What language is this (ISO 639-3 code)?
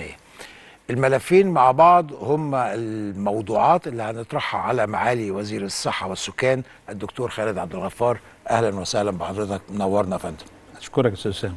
ara